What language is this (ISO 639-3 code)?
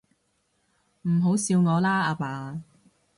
yue